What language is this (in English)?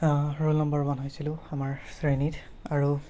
Assamese